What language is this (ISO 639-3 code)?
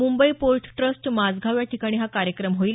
mar